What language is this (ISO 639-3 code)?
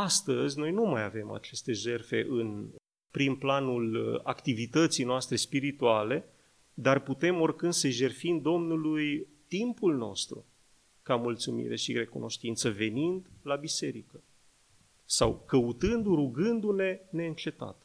ron